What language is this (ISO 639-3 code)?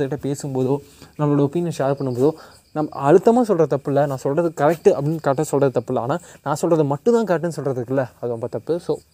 tam